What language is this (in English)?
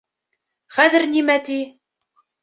Bashkir